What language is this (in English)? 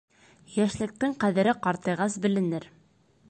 Bashkir